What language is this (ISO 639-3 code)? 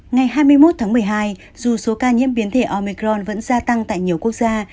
vie